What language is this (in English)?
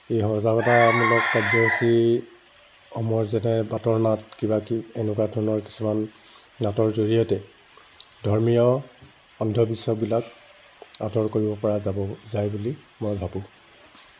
Assamese